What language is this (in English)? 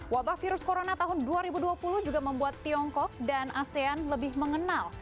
Indonesian